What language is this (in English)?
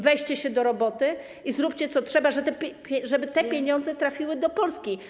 Polish